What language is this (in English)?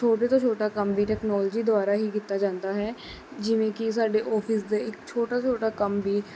Punjabi